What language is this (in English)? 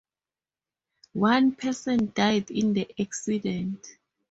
English